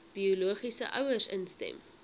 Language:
Afrikaans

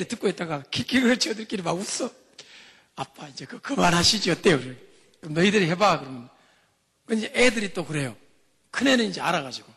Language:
Korean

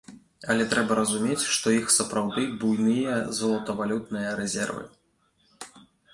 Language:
Belarusian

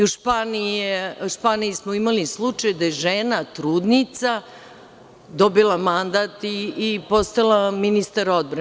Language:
Serbian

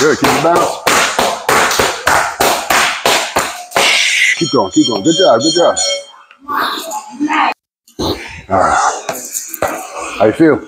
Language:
English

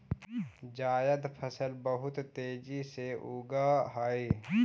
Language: Magahi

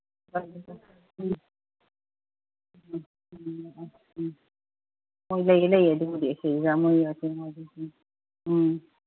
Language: Manipuri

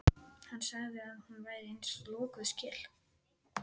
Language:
Icelandic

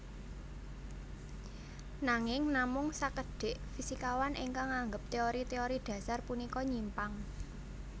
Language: Javanese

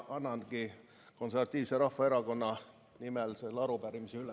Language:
Estonian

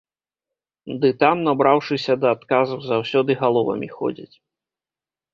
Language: Belarusian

